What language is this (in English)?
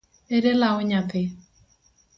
Luo (Kenya and Tanzania)